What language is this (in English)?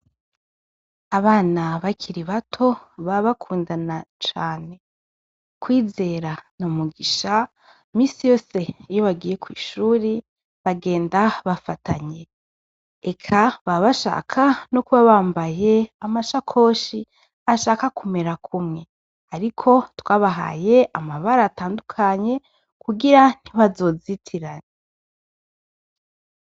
Rundi